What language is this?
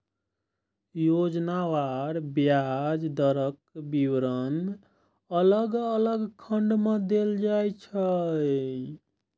Maithili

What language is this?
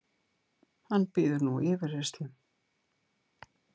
Icelandic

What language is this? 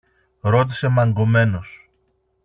Greek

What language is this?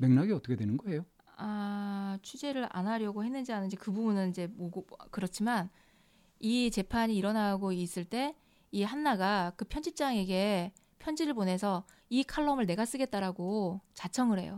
Korean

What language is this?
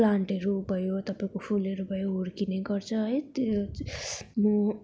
Nepali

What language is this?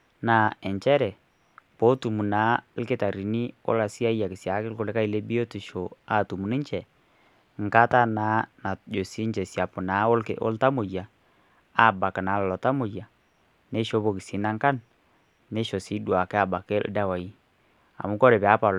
Masai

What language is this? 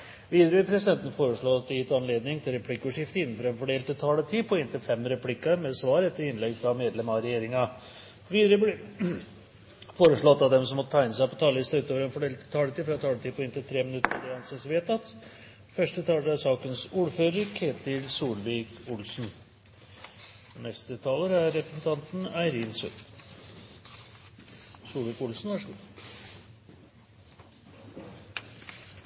Norwegian Bokmål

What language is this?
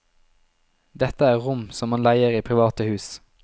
Norwegian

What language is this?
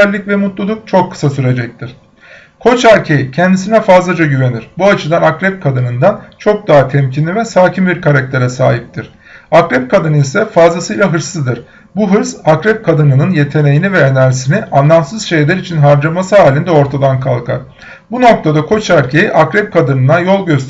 Turkish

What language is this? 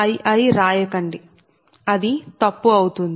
Telugu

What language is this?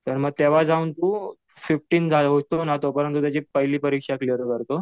Marathi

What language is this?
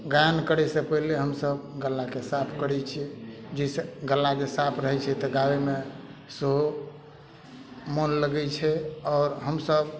Maithili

